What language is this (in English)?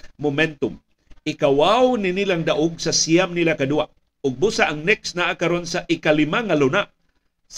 Filipino